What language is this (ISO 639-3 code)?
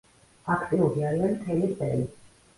kat